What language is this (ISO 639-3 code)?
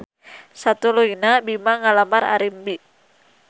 sun